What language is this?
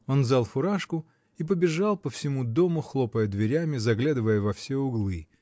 Russian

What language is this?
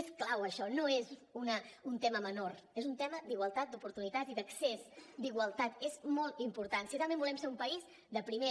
Catalan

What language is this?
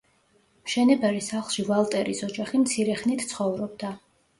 Georgian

